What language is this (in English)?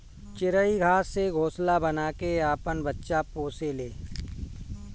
Bhojpuri